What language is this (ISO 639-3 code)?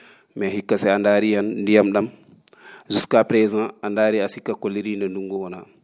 ful